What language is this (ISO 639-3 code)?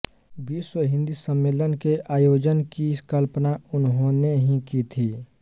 hin